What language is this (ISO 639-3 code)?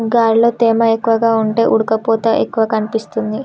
tel